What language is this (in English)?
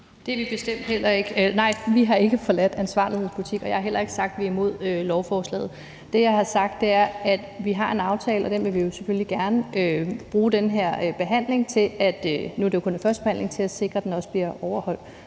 Danish